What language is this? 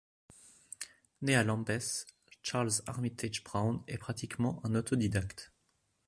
French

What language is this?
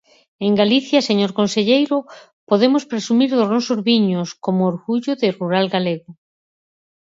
Galician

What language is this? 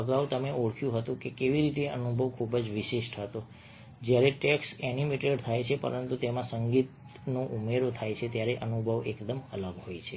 Gujarati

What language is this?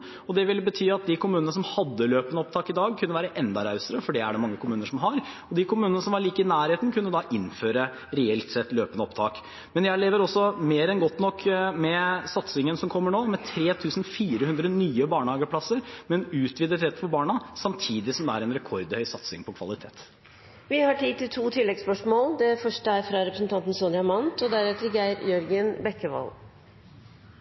Norwegian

